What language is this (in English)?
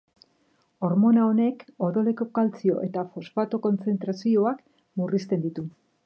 Basque